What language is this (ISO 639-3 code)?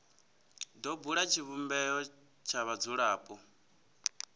ven